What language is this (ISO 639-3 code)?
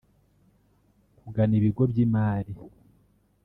kin